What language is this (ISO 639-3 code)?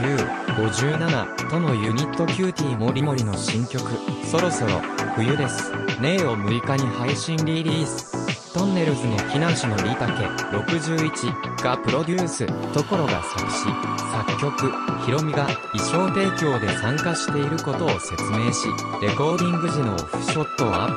jpn